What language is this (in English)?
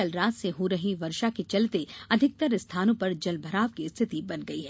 Hindi